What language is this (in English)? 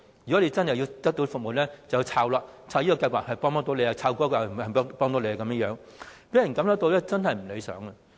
Cantonese